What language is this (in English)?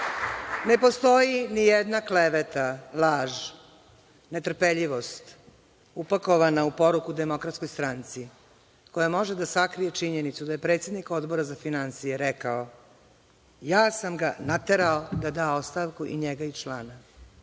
Serbian